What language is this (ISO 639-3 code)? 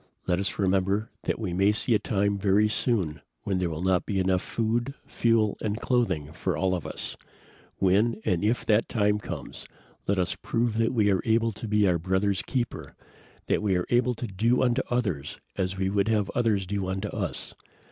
eng